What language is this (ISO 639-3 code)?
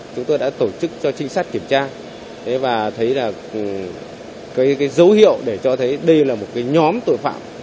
vie